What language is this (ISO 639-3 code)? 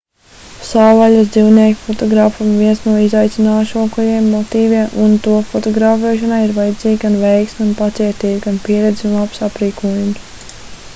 lav